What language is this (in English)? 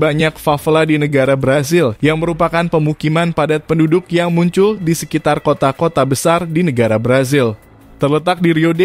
Indonesian